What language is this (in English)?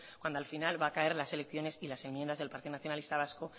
Spanish